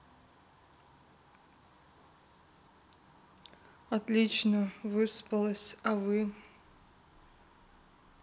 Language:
Russian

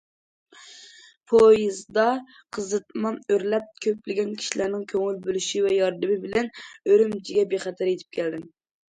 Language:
Uyghur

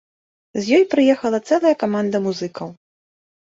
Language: Belarusian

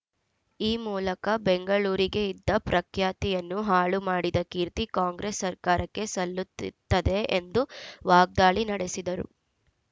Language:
Kannada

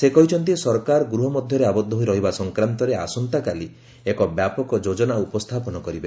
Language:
Odia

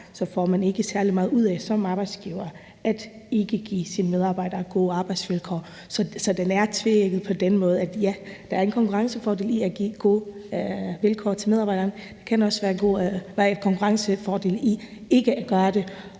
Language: Danish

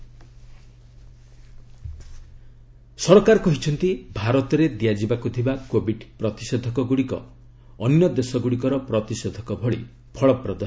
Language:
Odia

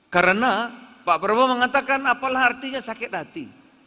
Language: Indonesian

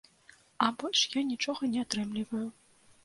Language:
Belarusian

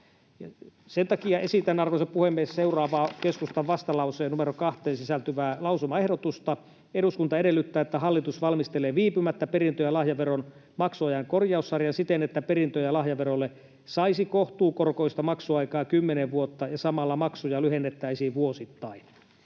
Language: Finnish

